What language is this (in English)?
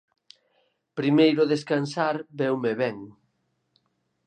Galician